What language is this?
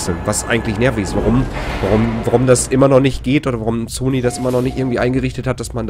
German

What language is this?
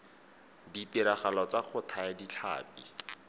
Tswana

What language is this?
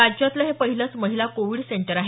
Marathi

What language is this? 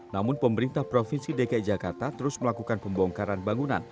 Indonesian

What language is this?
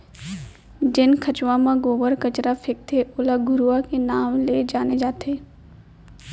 Chhattisgarhi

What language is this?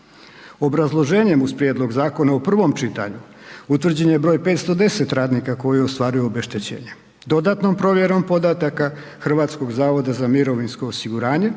Croatian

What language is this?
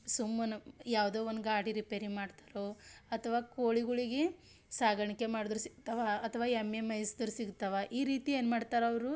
Kannada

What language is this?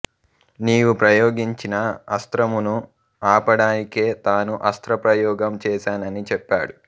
Telugu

